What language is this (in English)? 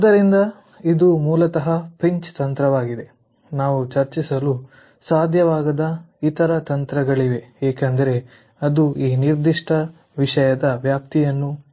Kannada